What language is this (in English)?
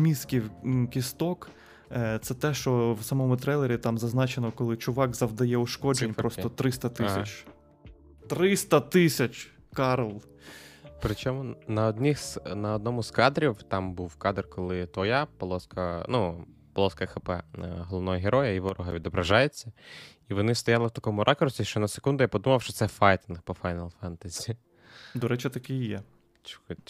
Ukrainian